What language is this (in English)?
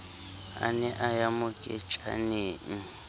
Southern Sotho